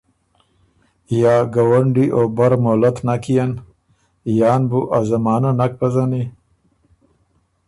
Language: Ormuri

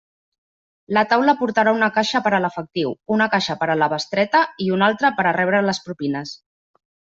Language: Catalan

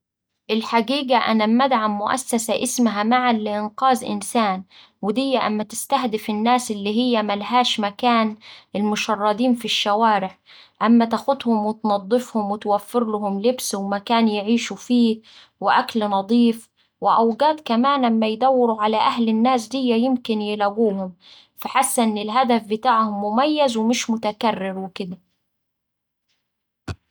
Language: Saidi Arabic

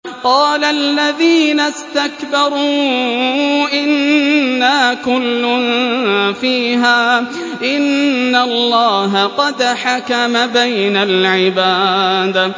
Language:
Arabic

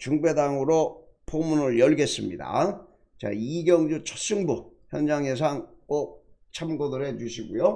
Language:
Korean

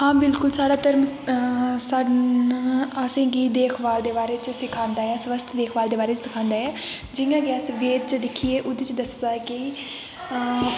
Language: Dogri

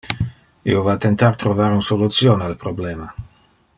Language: Interlingua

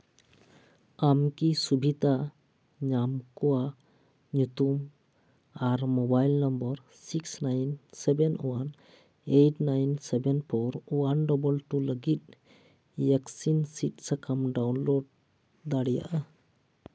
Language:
Santali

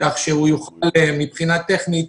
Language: Hebrew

